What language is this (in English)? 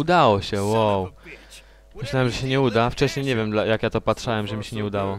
Polish